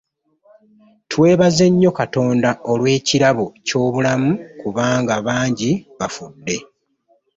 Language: Ganda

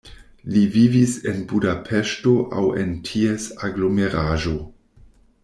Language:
Esperanto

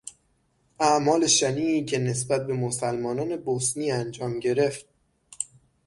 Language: Persian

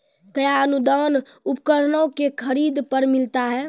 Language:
Maithili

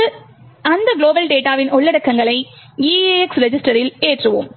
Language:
Tamil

